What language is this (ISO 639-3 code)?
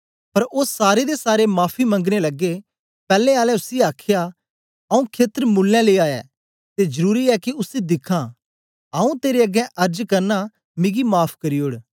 doi